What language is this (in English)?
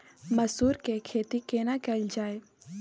Maithili